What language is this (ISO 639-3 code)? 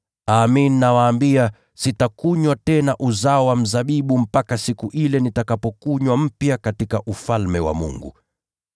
swa